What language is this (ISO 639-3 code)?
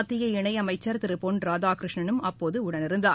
tam